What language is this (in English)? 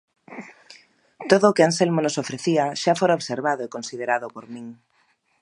Galician